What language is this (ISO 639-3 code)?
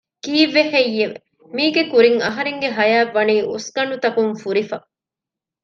div